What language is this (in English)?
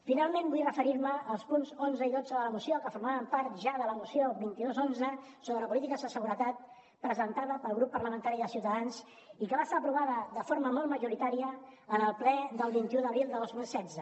Catalan